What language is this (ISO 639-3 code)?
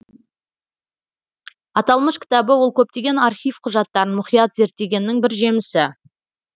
kaz